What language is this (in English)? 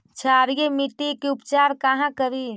Magahi